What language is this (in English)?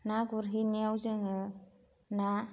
Bodo